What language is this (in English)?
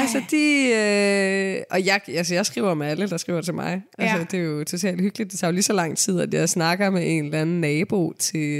Danish